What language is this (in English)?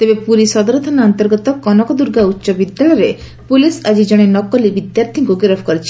Odia